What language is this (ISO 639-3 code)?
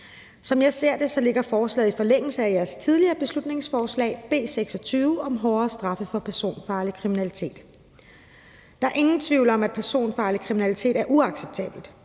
dan